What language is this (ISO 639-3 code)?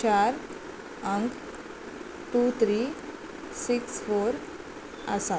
kok